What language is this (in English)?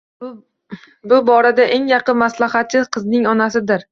Uzbek